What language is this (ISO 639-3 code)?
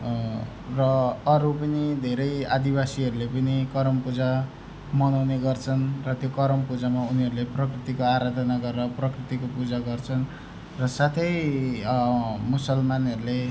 nep